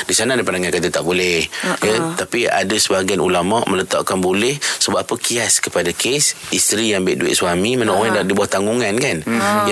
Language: Malay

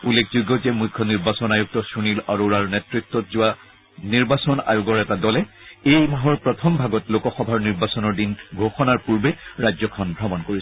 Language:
Assamese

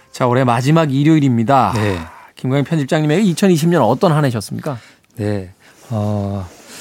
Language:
Korean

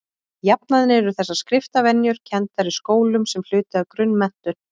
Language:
Icelandic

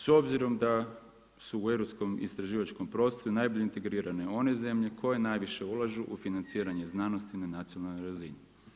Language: Croatian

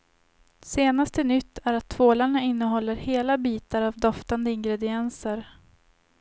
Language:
Swedish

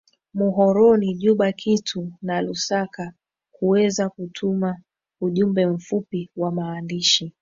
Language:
Swahili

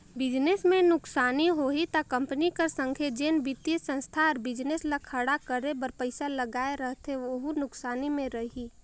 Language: Chhattisgarhi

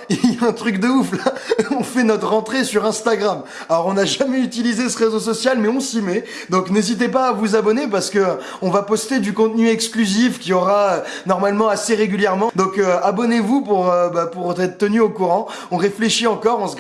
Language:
French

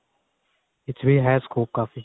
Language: Punjabi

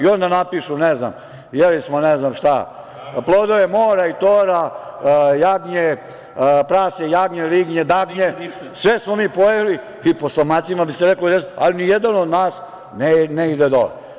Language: Serbian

